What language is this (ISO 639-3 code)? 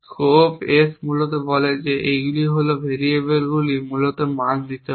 ben